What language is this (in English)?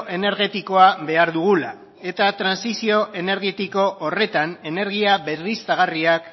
Basque